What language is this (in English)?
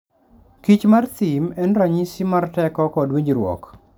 Luo (Kenya and Tanzania)